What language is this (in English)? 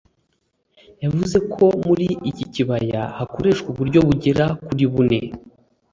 Kinyarwanda